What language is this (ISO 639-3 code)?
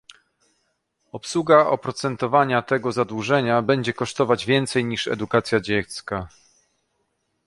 pol